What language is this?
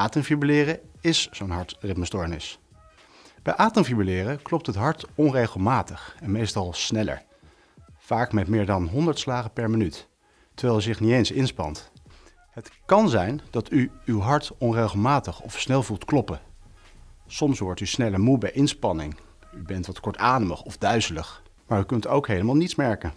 Dutch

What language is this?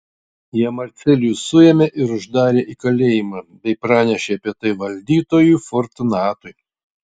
Lithuanian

